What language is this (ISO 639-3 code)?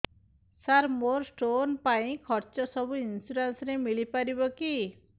ori